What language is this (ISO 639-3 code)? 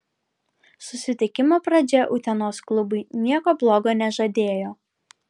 lit